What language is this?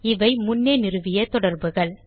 Tamil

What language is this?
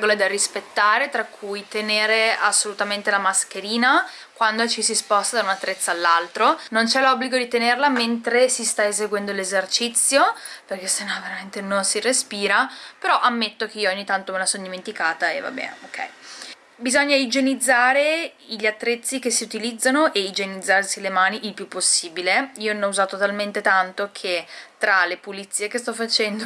Italian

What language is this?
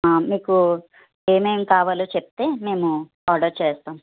Telugu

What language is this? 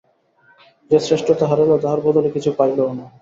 Bangla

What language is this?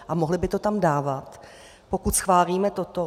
Czech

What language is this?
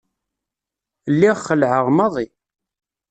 Kabyle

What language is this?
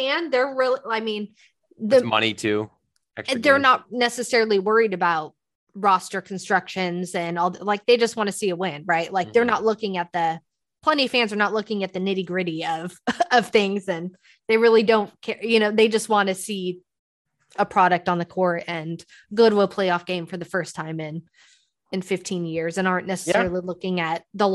English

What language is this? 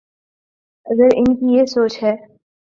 Urdu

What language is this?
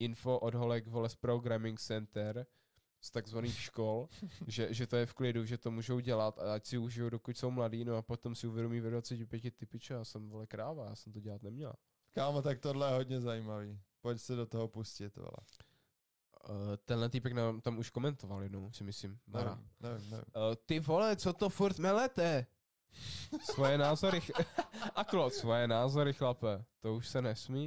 Czech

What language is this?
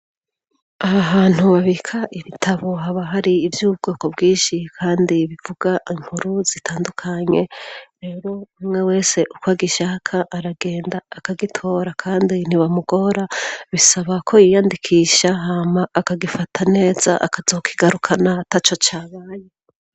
Rundi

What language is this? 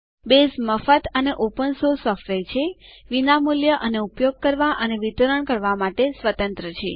Gujarati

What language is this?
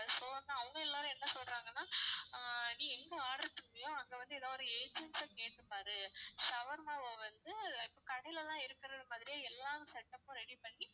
Tamil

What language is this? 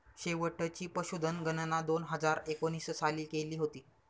Marathi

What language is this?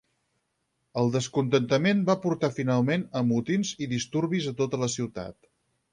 Catalan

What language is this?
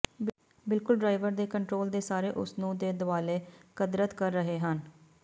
Punjabi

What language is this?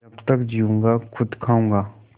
Hindi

